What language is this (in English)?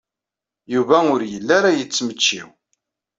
Kabyle